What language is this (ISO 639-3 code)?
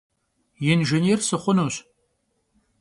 kbd